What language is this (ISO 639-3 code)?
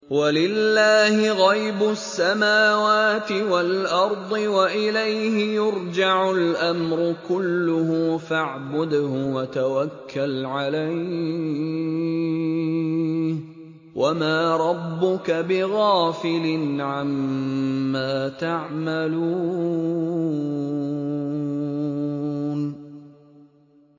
ara